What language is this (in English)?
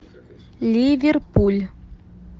Russian